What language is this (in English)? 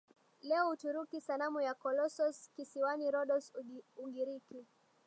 Swahili